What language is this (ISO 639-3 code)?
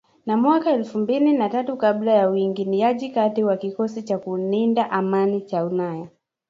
swa